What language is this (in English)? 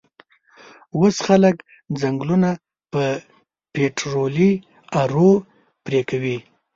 Pashto